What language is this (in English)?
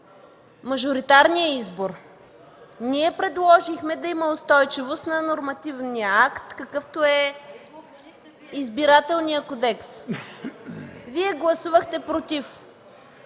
Bulgarian